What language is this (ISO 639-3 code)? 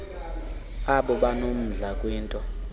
xho